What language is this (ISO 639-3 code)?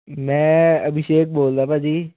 pan